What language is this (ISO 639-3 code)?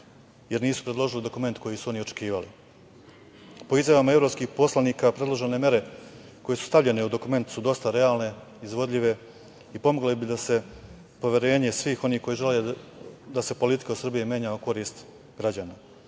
srp